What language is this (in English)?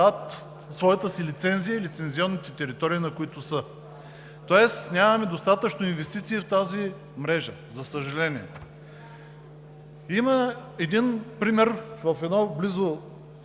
Bulgarian